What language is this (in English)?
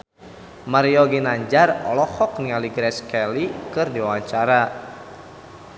Sundanese